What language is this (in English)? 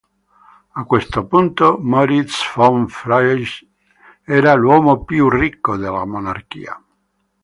Italian